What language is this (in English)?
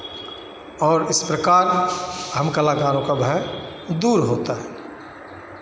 Hindi